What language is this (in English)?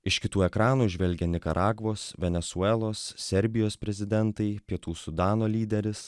Lithuanian